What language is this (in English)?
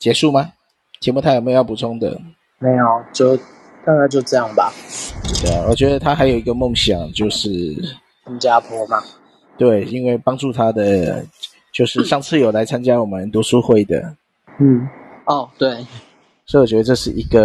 Chinese